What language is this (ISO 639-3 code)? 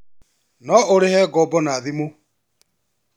kik